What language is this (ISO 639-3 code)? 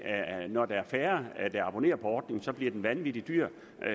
dan